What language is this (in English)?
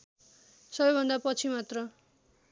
Nepali